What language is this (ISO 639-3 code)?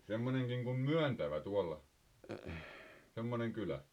fin